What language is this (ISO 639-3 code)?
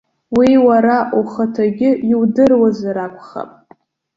abk